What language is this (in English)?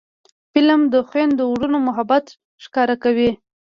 Pashto